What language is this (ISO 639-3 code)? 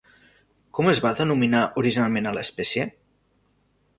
cat